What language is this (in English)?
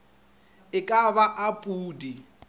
Northern Sotho